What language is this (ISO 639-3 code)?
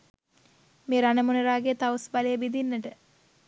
sin